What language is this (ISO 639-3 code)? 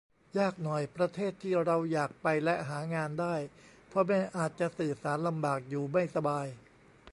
tha